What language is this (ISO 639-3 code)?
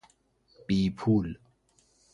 fas